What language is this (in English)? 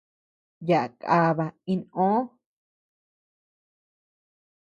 Tepeuxila Cuicatec